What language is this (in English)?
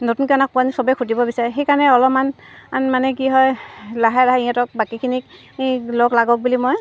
Assamese